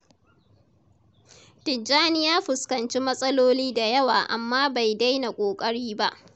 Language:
Hausa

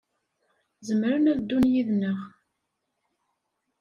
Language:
Kabyle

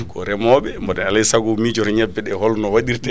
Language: Fula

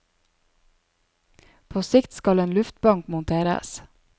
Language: Norwegian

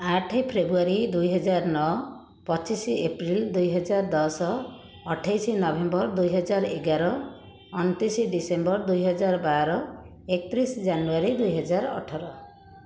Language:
Odia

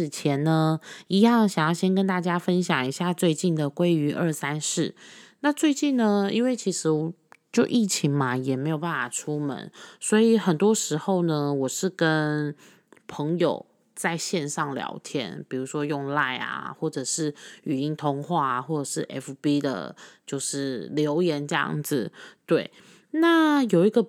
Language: Chinese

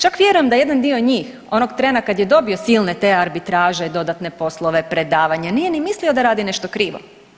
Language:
Croatian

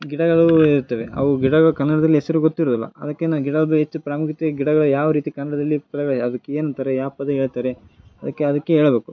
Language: Kannada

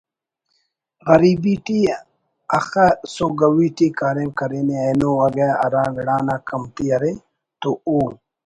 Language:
Brahui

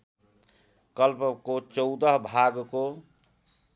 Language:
Nepali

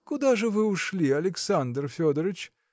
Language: Russian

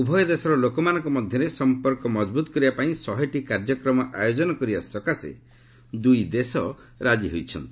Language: Odia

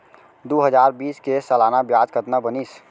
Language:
Chhattisgarhi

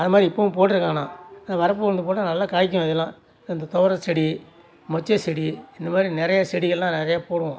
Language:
Tamil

